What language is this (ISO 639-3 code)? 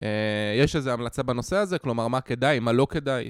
heb